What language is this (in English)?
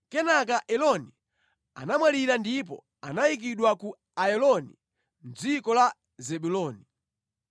Nyanja